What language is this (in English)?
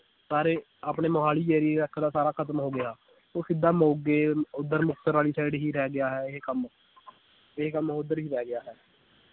Punjabi